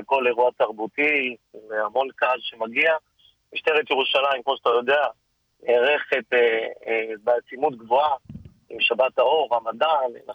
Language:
Hebrew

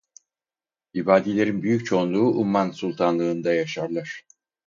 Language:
Turkish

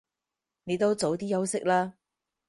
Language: Cantonese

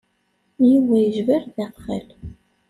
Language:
Kabyle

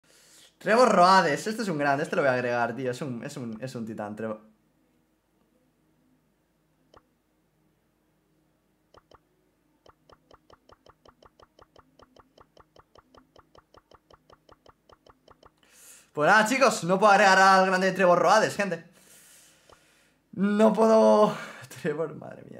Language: Spanish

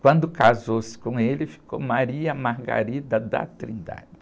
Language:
Portuguese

